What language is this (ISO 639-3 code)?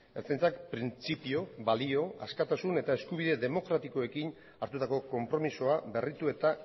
eus